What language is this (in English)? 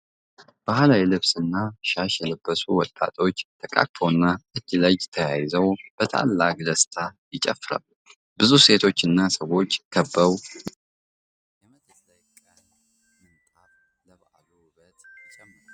Amharic